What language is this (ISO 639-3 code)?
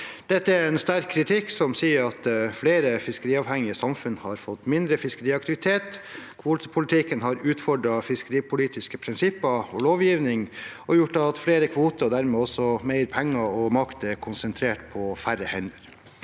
nor